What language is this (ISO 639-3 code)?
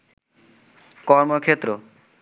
ben